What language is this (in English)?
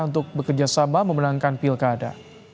Indonesian